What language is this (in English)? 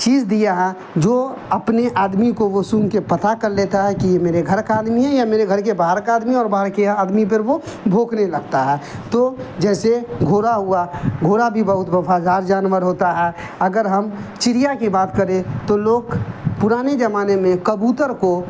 Urdu